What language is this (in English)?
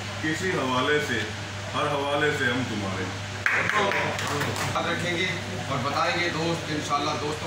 Hindi